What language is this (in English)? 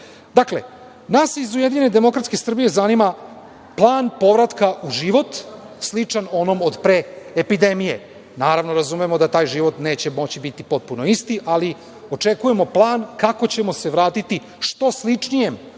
Serbian